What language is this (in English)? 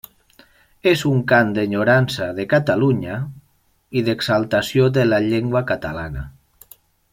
Catalan